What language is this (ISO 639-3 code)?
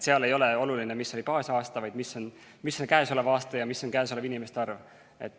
est